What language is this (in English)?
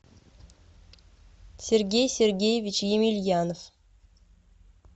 Russian